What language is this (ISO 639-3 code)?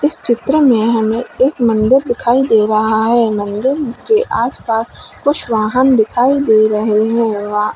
hin